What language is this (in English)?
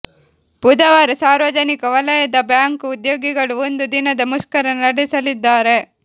Kannada